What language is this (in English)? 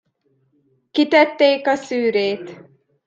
Hungarian